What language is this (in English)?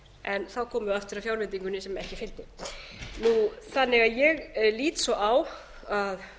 Icelandic